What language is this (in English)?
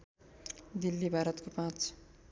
Nepali